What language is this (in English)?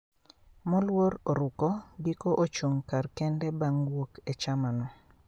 Luo (Kenya and Tanzania)